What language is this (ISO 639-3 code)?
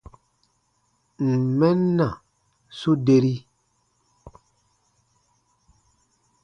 bba